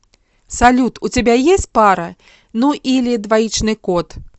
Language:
Russian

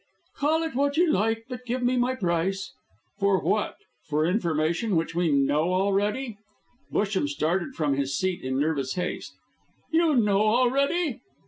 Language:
English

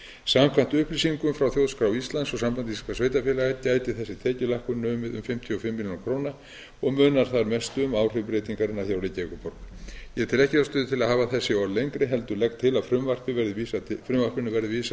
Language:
Icelandic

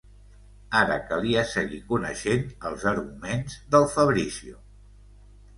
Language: Catalan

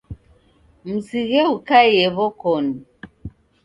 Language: Taita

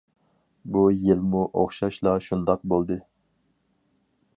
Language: Uyghur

